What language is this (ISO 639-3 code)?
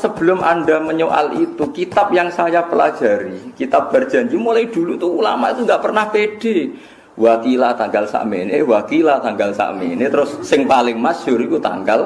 ind